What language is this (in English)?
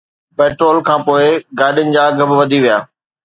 Sindhi